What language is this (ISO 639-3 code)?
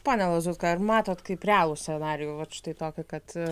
lit